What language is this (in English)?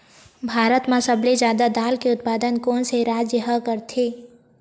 Chhattisgarhi